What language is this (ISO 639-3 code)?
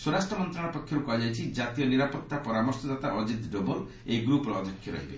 ori